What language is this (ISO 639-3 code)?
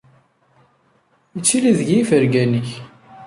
kab